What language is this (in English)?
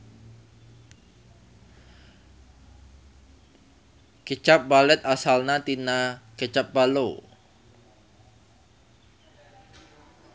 Sundanese